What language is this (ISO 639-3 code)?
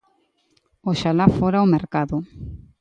glg